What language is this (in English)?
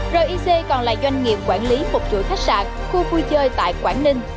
Vietnamese